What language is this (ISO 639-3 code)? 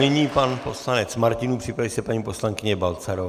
ces